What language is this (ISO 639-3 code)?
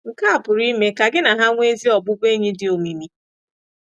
ibo